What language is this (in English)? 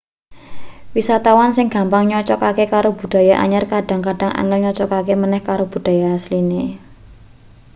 Javanese